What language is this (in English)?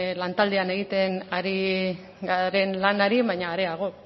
Basque